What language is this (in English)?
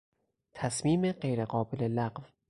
Persian